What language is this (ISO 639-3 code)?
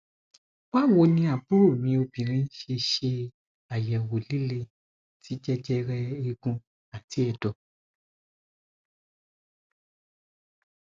yor